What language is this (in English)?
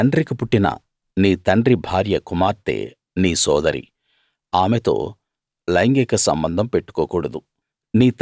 Telugu